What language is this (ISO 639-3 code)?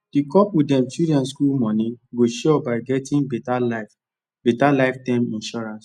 pcm